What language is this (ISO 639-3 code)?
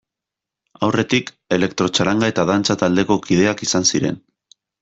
eus